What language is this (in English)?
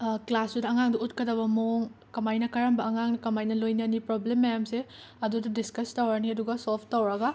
Manipuri